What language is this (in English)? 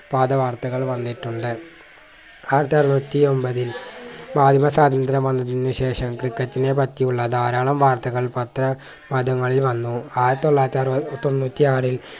Malayalam